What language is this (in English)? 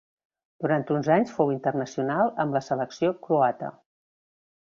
Catalan